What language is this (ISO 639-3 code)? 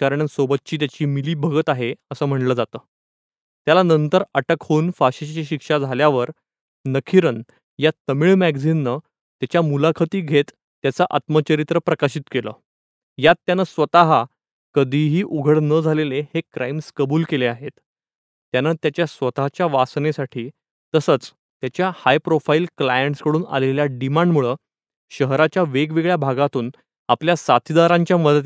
mar